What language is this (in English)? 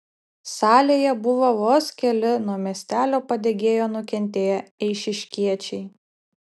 Lithuanian